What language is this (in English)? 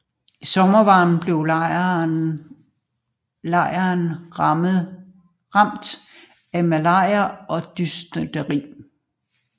Danish